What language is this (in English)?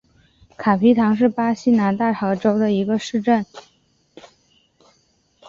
Chinese